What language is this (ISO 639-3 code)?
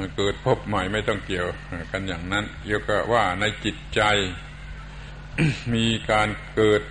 tha